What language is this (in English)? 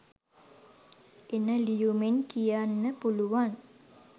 Sinhala